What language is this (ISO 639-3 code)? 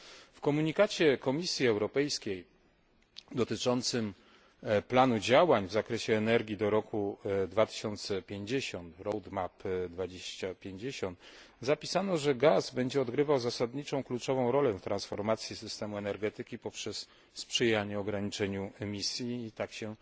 pol